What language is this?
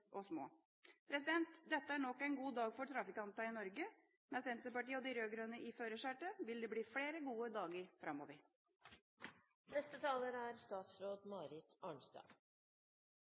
Norwegian Bokmål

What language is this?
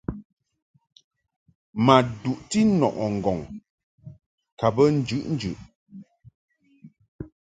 Mungaka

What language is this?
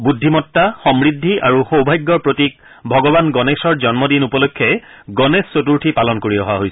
Assamese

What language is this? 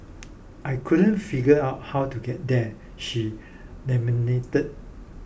English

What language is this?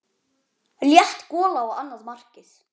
Icelandic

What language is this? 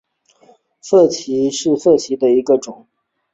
Chinese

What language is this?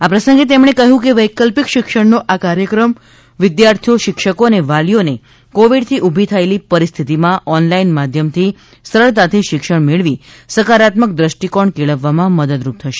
Gujarati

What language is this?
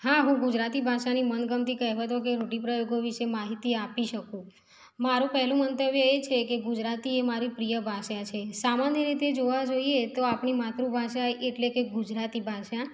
Gujarati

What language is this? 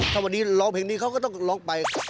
Thai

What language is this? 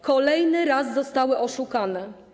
Polish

